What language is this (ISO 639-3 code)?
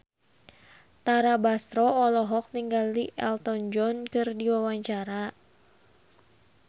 sun